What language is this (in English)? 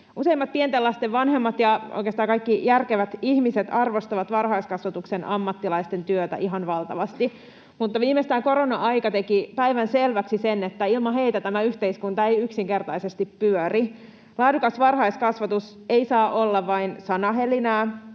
Finnish